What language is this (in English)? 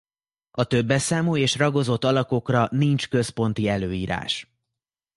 Hungarian